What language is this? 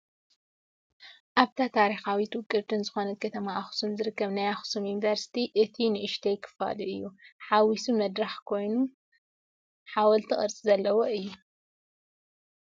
Tigrinya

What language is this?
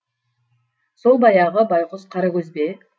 Kazakh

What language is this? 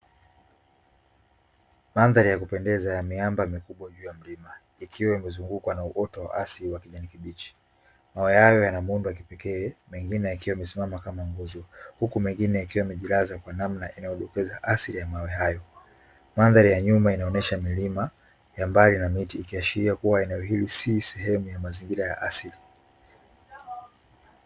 Swahili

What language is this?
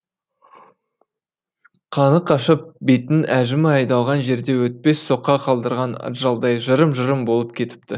Kazakh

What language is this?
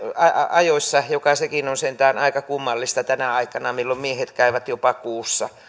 Finnish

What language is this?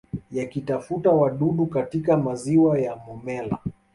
Swahili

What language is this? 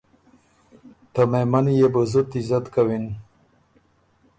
Ormuri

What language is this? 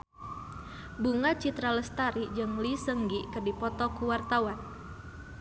Sundanese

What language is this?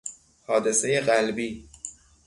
Persian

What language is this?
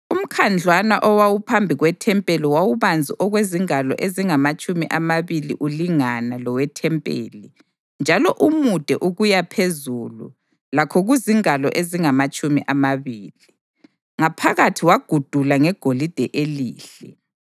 North Ndebele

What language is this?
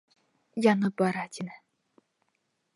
Bashkir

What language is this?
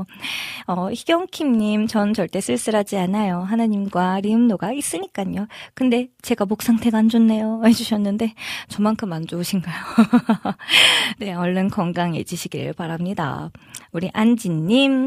Korean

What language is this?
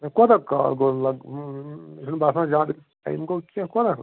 Kashmiri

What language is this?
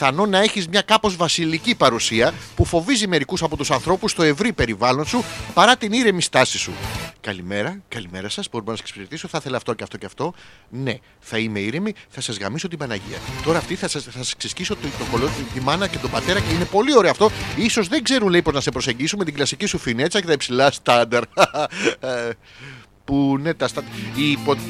Greek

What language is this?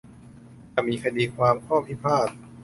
Thai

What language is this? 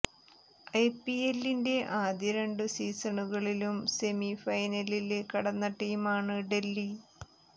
Malayalam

